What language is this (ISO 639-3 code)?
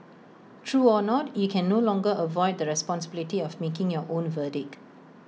eng